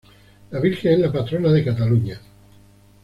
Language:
Spanish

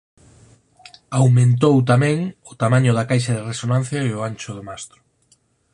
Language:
Galician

